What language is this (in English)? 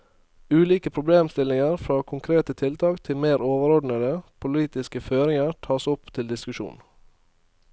Norwegian